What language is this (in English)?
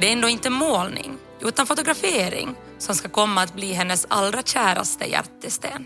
Swedish